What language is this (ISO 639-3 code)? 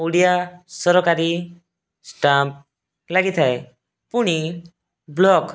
ori